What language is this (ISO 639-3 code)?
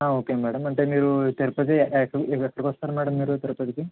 tel